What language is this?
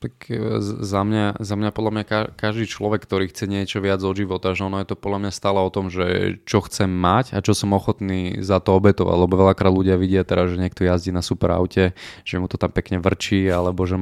Slovak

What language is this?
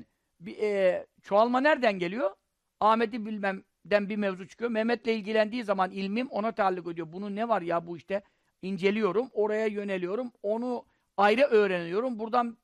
Turkish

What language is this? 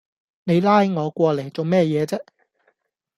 Cantonese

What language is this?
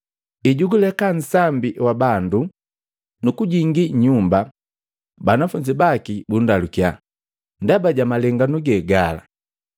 Matengo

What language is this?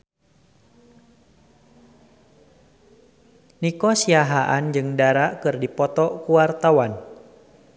Sundanese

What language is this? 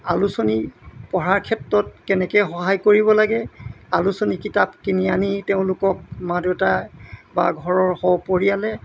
Assamese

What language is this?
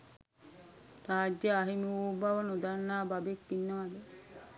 Sinhala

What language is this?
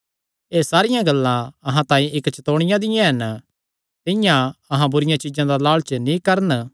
Kangri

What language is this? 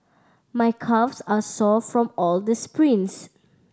English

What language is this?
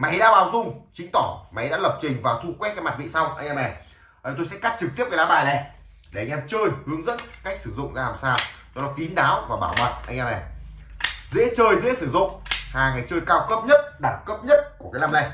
Vietnamese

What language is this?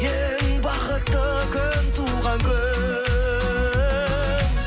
Kazakh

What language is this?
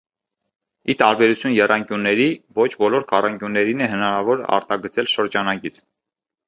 Armenian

